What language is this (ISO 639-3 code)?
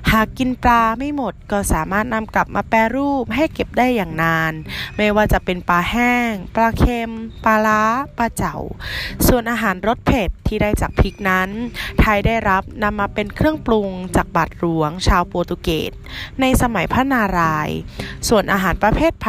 tha